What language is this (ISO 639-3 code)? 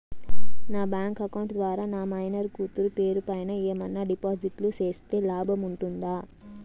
tel